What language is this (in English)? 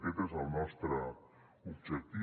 Catalan